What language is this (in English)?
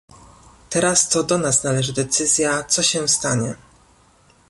Polish